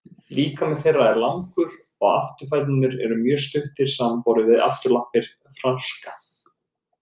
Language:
Icelandic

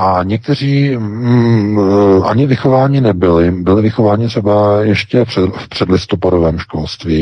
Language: Czech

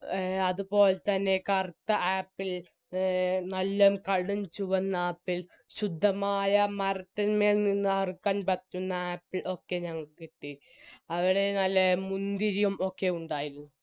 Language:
Malayalam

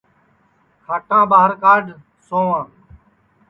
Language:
Sansi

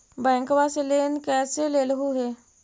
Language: Magahi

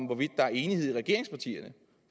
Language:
Danish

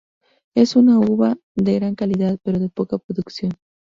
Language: Spanish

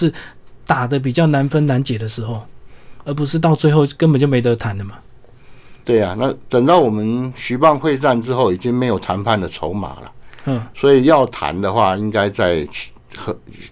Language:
Chinese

